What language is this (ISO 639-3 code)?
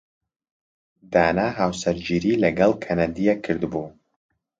ckb